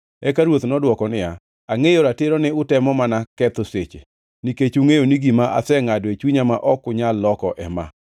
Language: Luo (Kenya and Tanzania)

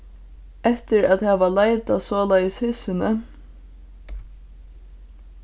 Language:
Faroese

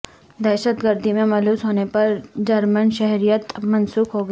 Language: Urdu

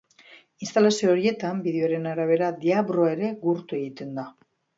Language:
Basque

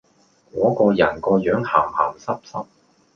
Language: Cantonese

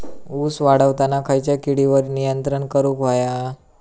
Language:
Marathi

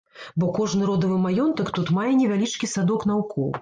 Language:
Belarusian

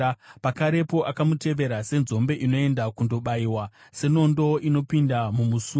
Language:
Shona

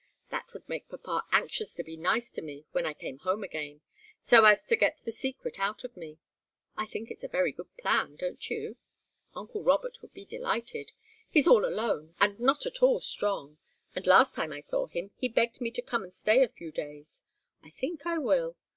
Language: English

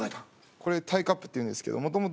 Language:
Japanese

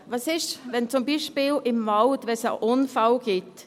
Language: Swiss German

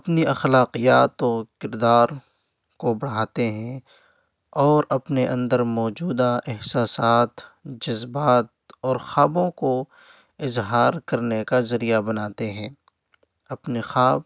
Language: Urdu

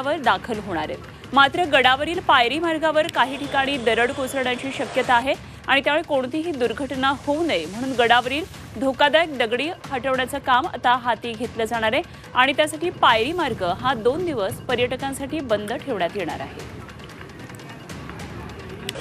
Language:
Marathi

